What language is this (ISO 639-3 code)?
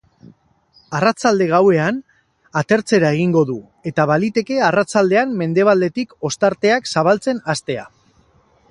eus